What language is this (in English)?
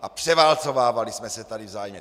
Czech